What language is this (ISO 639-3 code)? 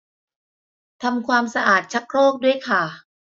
tha